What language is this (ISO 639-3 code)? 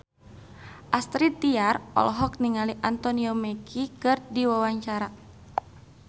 sun